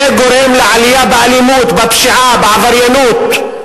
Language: Hebrew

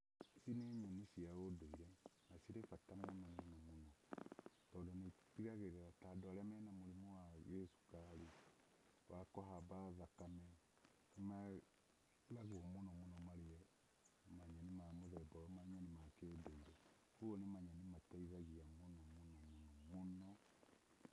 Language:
Kikuyu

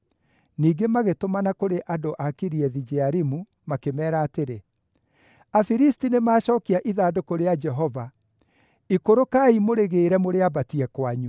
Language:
Kikuyu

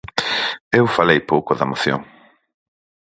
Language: Galician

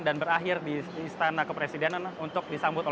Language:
Indonesian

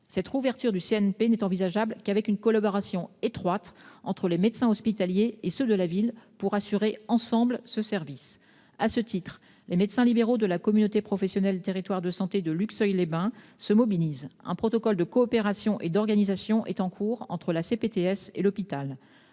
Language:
French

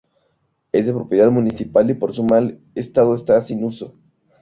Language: Spanish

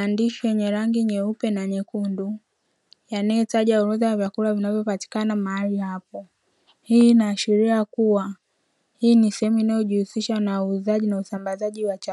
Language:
Swahili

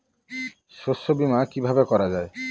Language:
Bangla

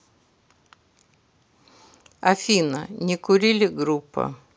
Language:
Russian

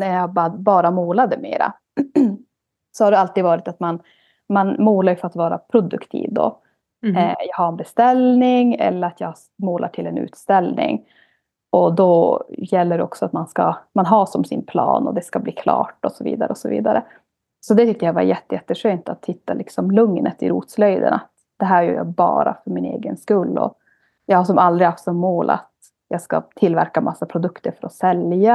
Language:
Swedish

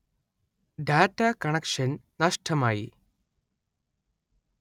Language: Malayalam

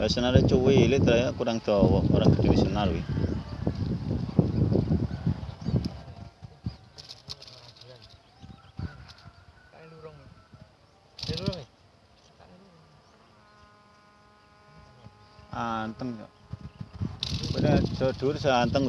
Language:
Indonesian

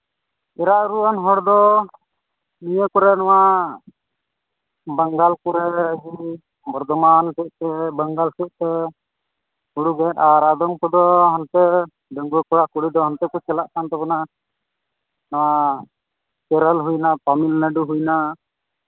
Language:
Santali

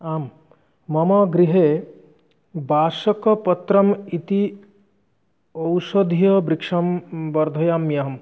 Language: Sanskrit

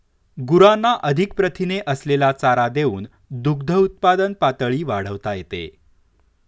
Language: Marathi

